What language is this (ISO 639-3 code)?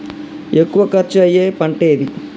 tel